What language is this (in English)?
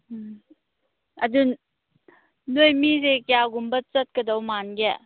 Manipuri